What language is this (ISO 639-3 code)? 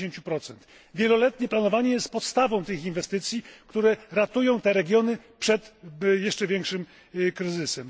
pol